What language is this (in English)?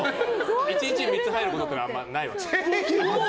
Japanese